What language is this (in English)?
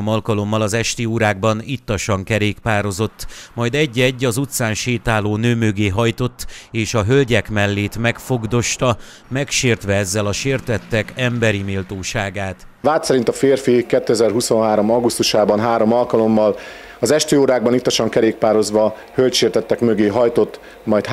Hungarian